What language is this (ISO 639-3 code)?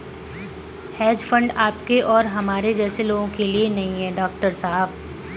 hin